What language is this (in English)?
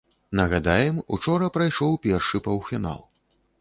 Belarusian